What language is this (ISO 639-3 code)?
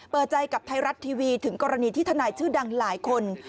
tha